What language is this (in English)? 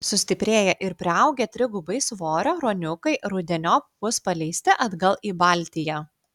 Lithuanian